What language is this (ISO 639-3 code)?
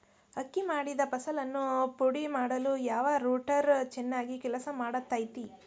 kan